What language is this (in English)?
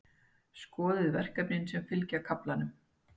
Icelandic